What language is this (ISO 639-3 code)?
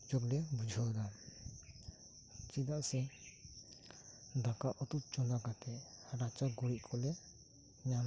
sat